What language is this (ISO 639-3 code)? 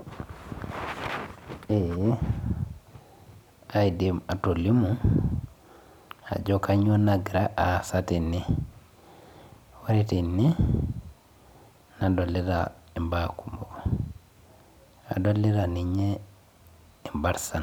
mas